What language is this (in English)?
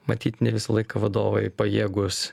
Lithuanian